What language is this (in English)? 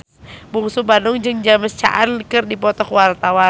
Sundanese